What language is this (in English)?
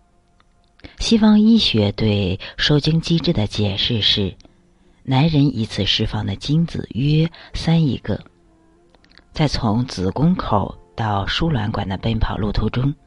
Chinese